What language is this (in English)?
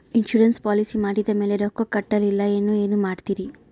Kannada